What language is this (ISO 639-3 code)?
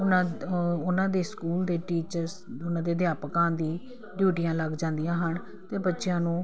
pan